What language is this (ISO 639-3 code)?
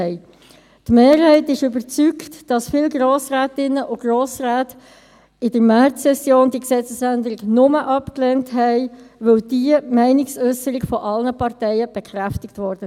gsw